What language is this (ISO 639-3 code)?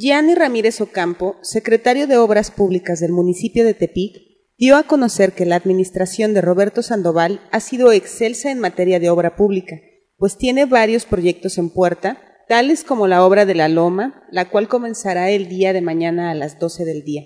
spa